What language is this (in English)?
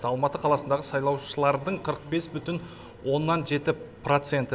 Kazakh